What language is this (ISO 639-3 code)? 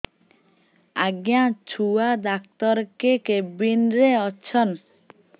ori